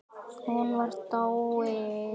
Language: Icelandic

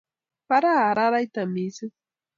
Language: Kalenjin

